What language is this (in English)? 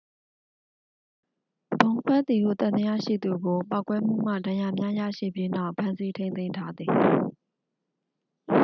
Burmese